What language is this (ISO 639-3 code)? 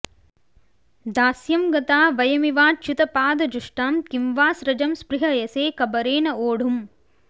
san